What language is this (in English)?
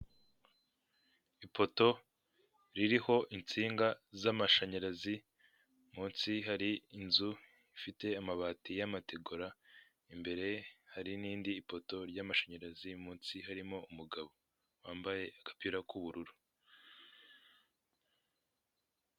Kinyarwanda